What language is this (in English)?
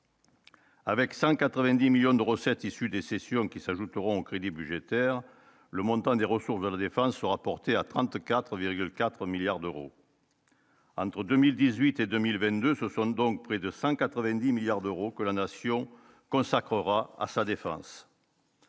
French